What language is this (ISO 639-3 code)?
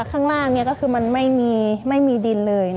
tha